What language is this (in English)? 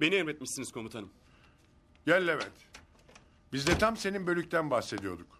Turkish